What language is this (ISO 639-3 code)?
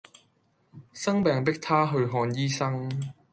yue